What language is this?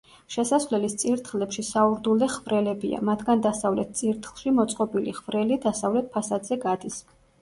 Georgian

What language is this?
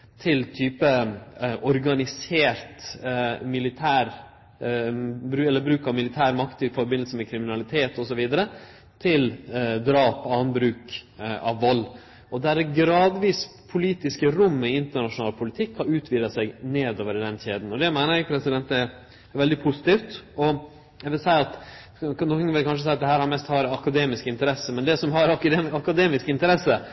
Norwegian Nynorsk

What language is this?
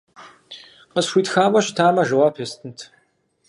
Kabardian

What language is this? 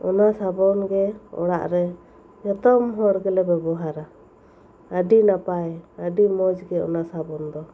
Santali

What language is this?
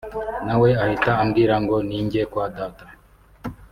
Kinyarwanda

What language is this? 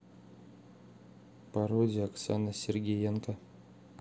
Russian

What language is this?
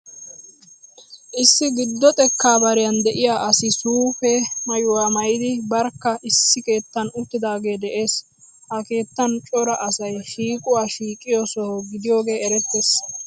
Wolaytta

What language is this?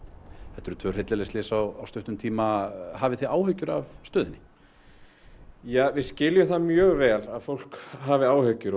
Icelandic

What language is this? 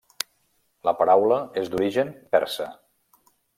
Catalan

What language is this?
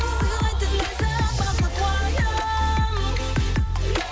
Kazakh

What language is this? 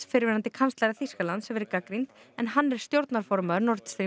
Icelandic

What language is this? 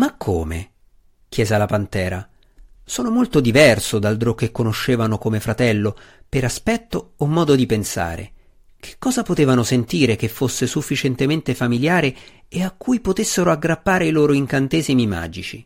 Italian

